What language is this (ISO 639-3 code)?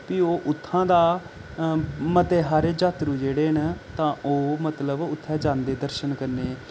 doi